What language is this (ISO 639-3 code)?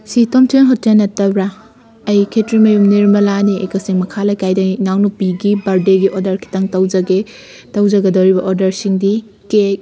mni